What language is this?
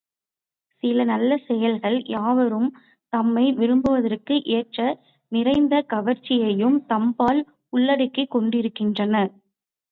Tamil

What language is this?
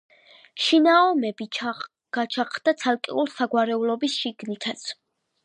Georgian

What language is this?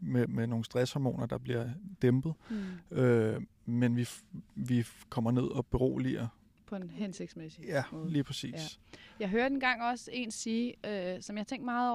Danish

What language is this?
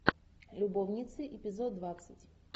Russian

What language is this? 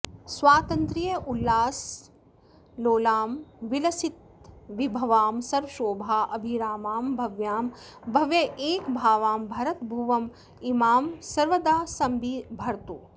Sanskrit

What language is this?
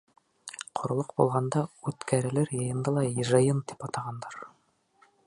Bashkir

